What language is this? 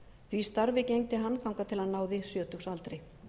Icelandic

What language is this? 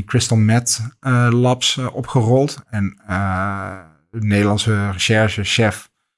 Dutch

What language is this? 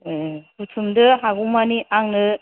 Bodo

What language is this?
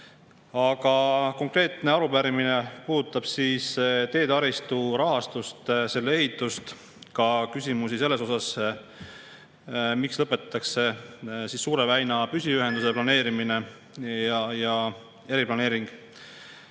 Estonian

